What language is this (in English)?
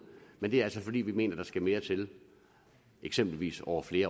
Danish